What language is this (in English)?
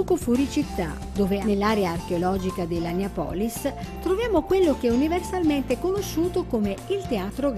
Italian